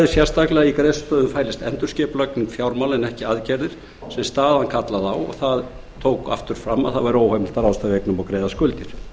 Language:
Icelandic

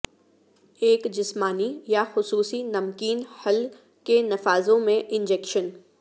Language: Urdu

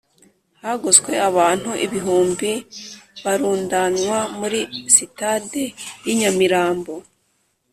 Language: Kinyarwanda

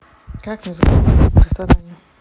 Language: Russian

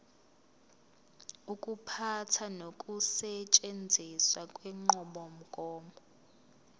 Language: Zulu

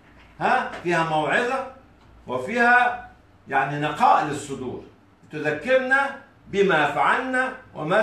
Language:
Arabic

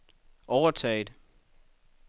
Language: Danish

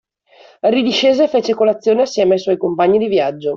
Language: Italian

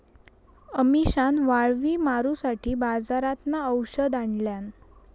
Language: Marathi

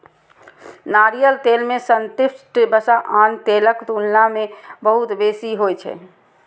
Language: Maithili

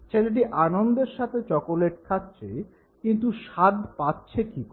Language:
Bangla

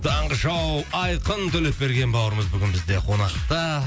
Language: Kazakh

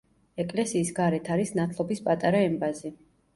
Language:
Georgian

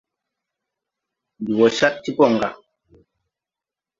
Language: Tupuri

